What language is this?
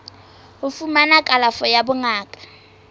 Southern Sotho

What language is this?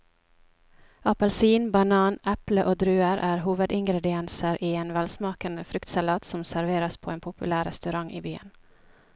Norwegian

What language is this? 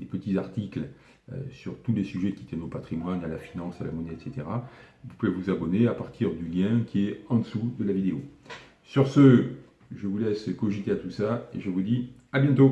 French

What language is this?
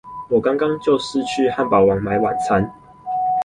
Chinese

